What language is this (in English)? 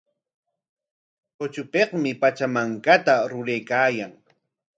Corongo Ancash Quechua